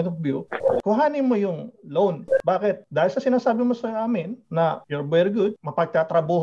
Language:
Filipino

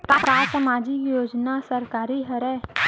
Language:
Chhattisgarhi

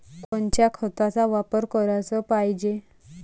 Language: Marathi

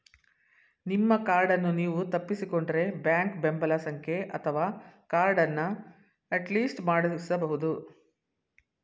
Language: Kannada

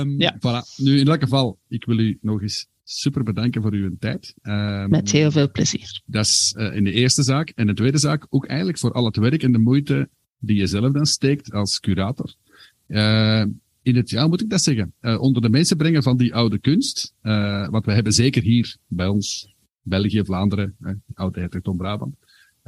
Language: Dutch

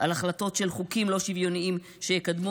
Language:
Hebrew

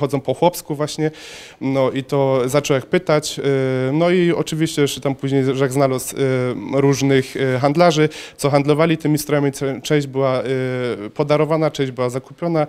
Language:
Polish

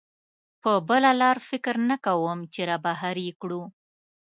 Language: Pashto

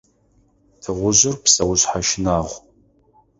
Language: Adyghe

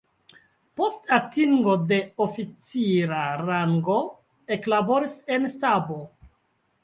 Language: Esperanto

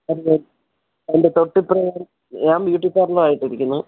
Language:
Malayalam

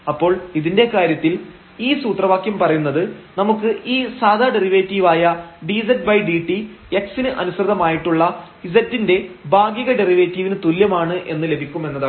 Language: Malayalam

